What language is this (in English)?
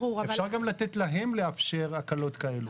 Hebrew